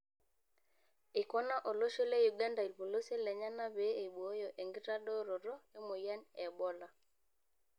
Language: Masai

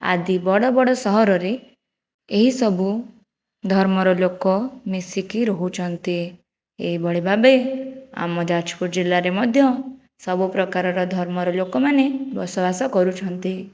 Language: Odia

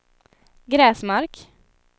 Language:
Swedish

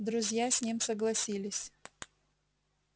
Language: Russian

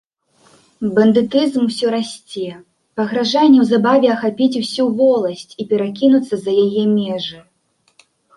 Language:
Belarusian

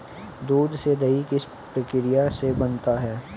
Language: Hindi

